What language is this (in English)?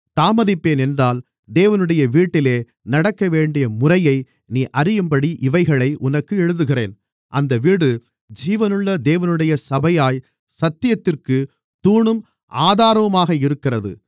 Tamil